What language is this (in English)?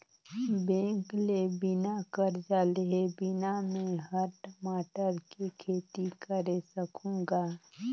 Chhattisgarhi